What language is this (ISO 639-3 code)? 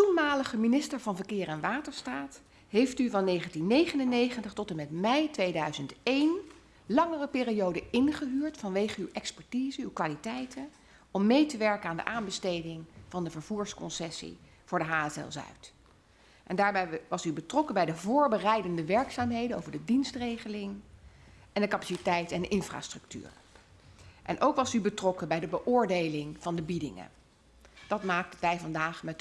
nld